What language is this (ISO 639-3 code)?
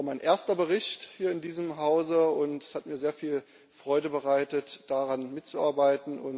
deu